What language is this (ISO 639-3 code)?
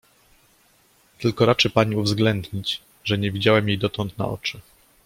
pol